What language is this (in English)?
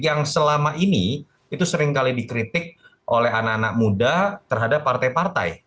Indonesian